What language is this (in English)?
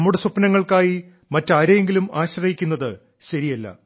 Malayalam